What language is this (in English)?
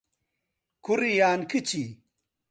Central Kurdish